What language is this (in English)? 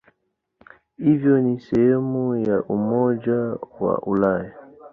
Swahili